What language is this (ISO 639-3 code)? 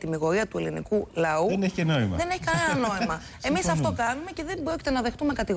ell